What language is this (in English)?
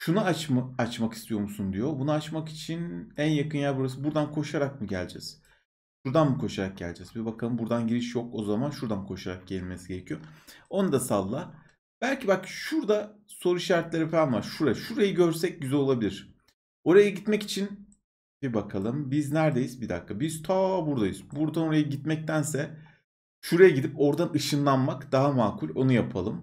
Turkish